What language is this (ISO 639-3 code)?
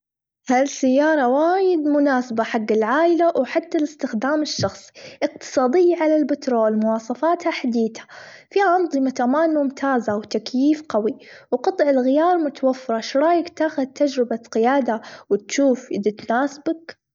afb